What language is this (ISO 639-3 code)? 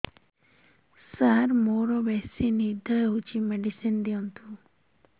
ori